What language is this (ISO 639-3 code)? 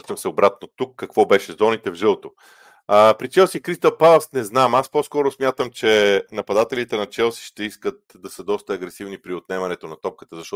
bul